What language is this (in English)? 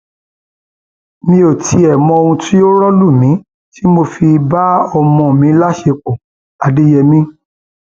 Yoruba